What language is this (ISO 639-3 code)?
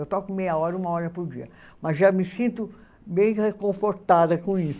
por